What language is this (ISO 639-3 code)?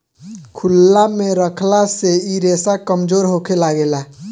bho